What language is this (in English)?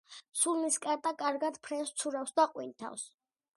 Georgian